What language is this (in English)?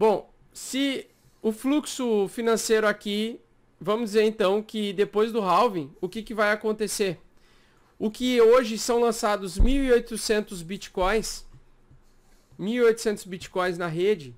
Portuguese